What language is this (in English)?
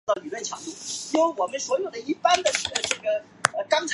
Chinese